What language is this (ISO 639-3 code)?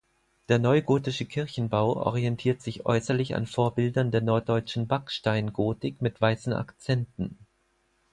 deu